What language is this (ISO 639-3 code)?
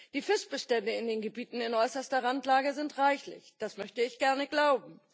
deu